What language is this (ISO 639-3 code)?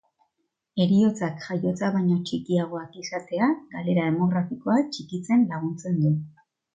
eus